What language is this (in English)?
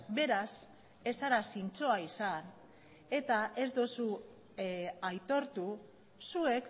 Basque